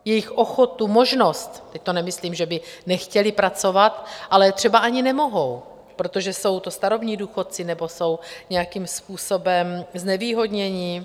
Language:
Czech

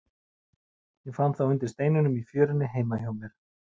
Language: Icelandic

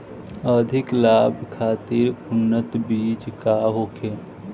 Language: Bhojpuri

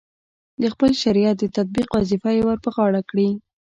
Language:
Pashto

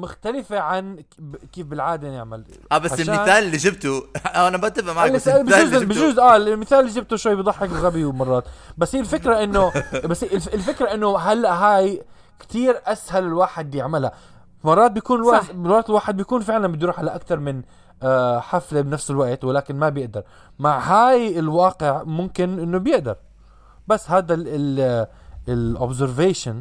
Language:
Arabic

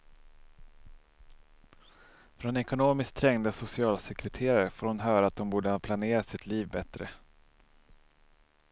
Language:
Swedish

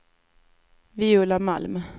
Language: Swedish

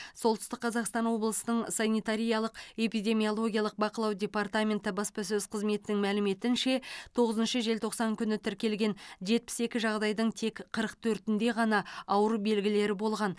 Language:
Kazakh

